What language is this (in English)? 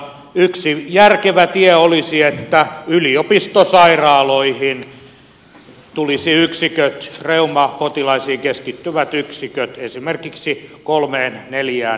Finnish